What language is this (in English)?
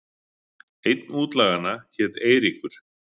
Icelandic